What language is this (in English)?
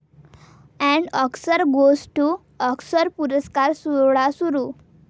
Marathi